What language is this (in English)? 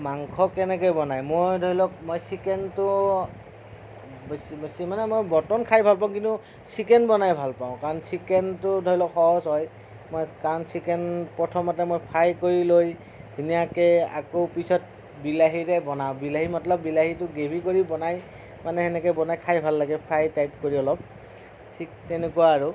Assamese